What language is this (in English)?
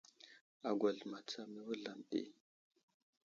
Wuzlam